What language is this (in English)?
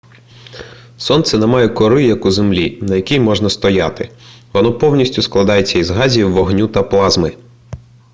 Ukrainian